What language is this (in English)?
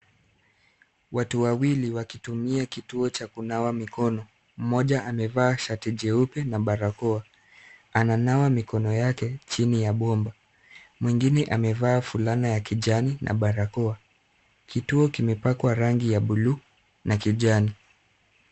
Swahili